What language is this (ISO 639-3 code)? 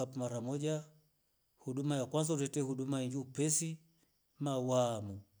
rof